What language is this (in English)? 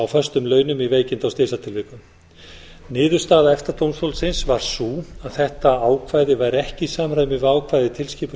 Icelandic